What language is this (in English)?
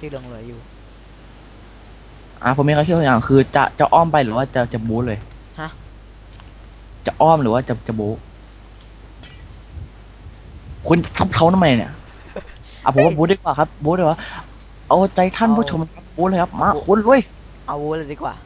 Thai